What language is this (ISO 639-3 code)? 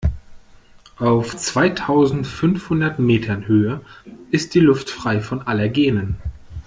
deu